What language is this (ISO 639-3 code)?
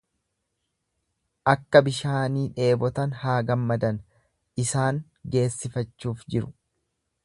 orm